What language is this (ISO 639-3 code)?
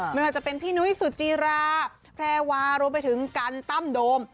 tha